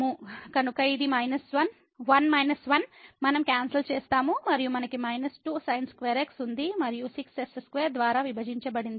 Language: Telugu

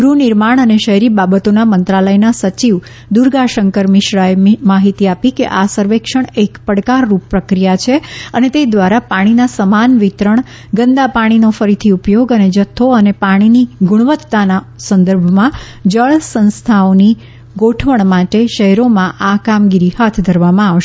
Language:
Gujarati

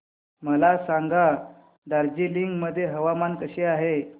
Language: Marathi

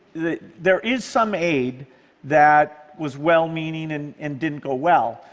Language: English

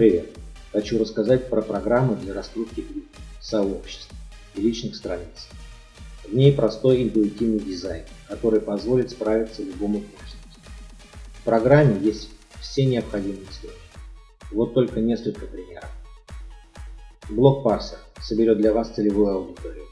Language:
Russian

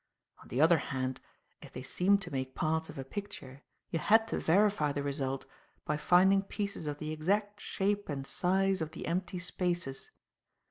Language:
English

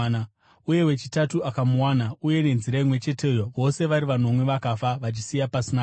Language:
Shona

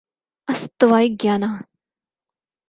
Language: Urdu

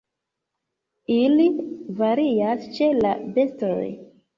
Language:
Esperanto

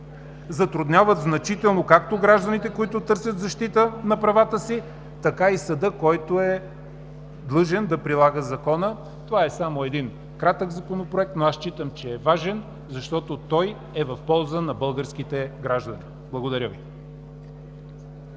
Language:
Bulgarian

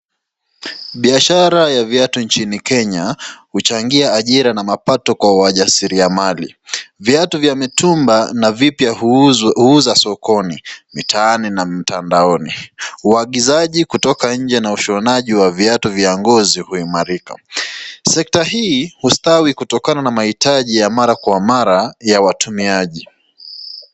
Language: Swahili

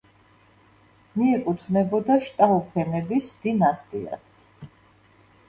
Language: Georgian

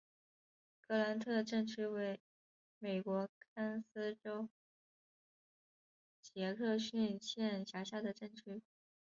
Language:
Chinese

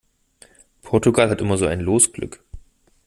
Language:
German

